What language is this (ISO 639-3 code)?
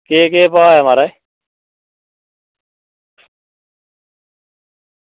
doi